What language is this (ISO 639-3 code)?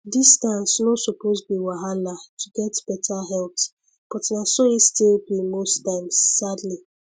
pcm